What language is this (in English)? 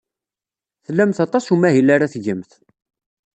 Kabyle